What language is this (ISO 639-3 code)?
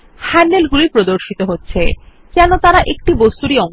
ben